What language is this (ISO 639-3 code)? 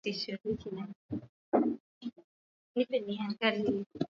swa